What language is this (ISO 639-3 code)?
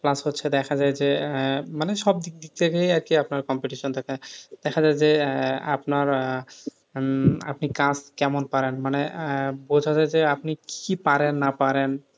ben